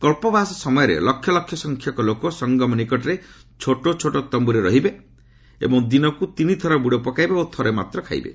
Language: Odia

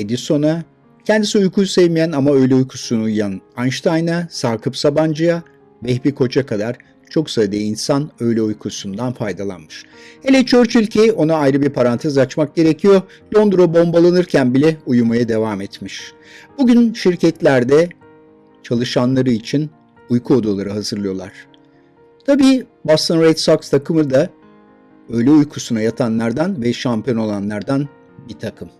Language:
Turkish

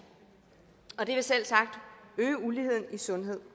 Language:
Danish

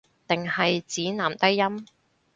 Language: Cantonese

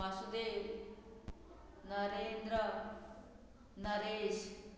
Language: Konkani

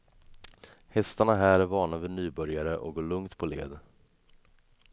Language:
Swedish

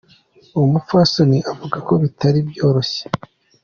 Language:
Kinyarwanda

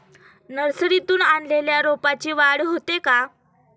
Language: Marathi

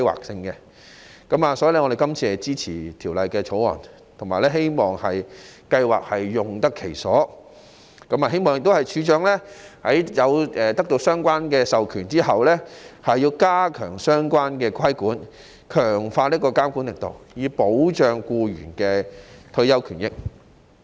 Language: Cantonese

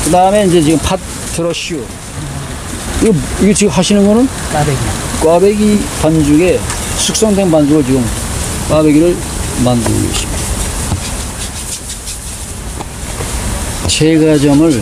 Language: Korean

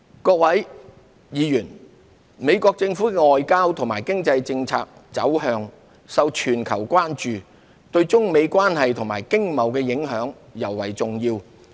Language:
Cantonese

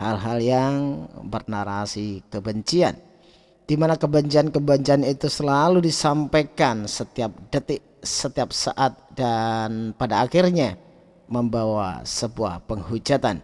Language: Indonesian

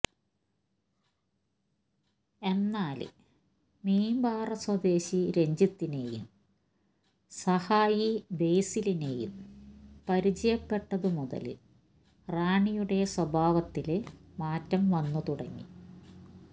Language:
Malayalam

